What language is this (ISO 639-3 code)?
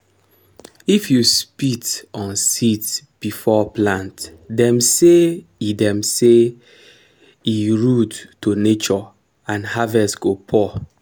pcm